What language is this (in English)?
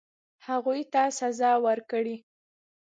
Pashto